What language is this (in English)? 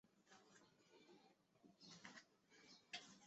Chinese